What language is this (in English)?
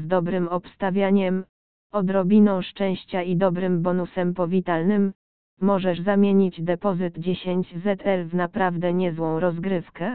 Polish